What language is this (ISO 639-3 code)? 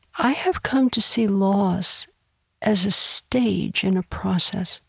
eng